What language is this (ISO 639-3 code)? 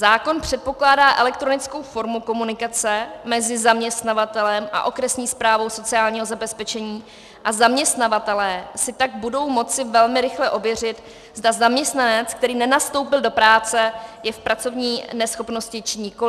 ces